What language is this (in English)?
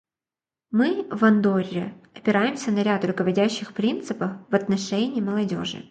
Russian